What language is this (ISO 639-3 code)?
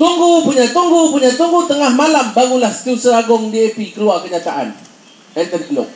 msa